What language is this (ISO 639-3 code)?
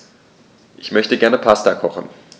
deu